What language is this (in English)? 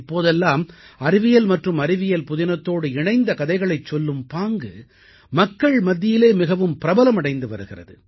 Tamil